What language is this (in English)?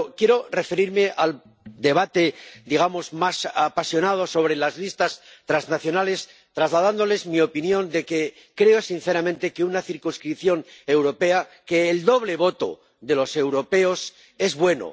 Spanish